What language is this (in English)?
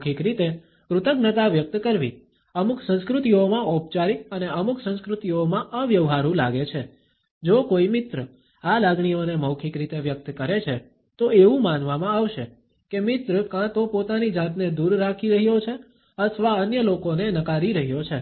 Gujarati